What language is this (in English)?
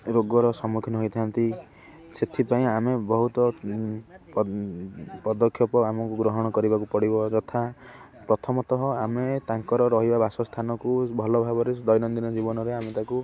Odia